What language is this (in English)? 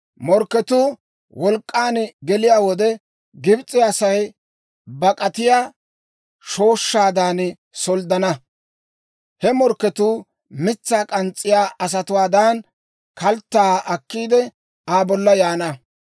Dawro